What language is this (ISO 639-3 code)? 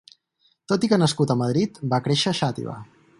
cat